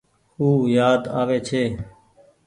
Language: Goaria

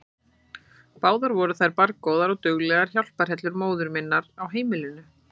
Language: Icelandic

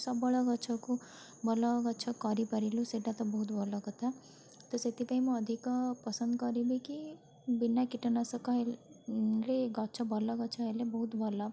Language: Odia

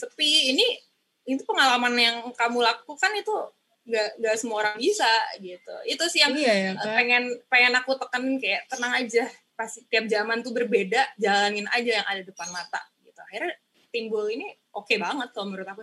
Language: Indonesian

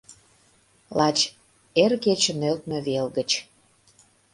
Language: Mari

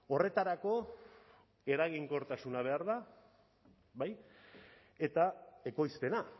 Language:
Basque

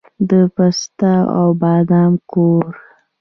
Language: Pashto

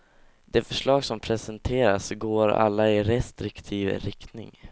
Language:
Swedish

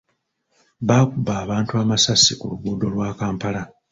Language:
Ganda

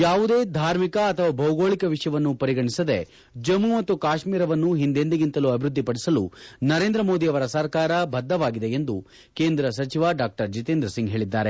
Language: Kannada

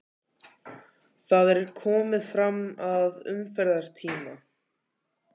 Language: Icelandic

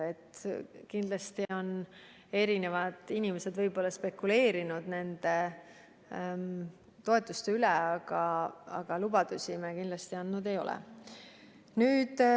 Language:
Estonian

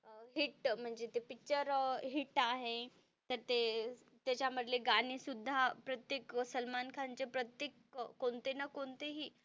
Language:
Marathi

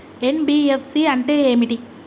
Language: Telugu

